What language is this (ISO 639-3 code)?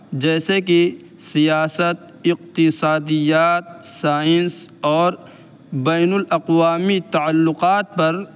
urd